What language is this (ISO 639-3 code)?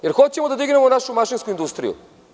srp